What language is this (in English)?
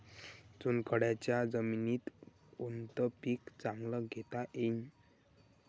Marathi